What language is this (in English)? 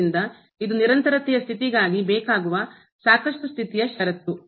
Kannada